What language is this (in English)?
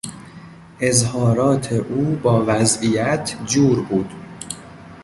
Persian